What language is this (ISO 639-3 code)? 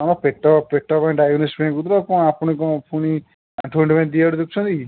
ori